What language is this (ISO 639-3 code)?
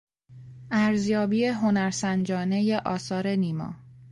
fas